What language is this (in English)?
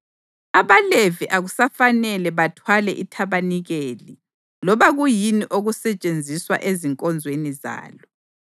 North Ndebele